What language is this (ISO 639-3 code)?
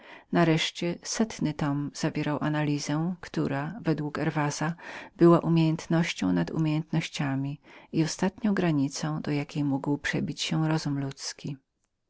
pol